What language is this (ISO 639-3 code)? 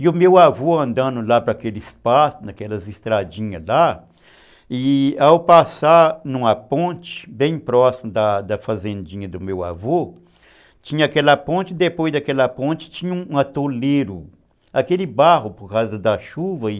por